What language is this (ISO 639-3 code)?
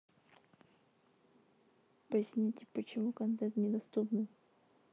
rus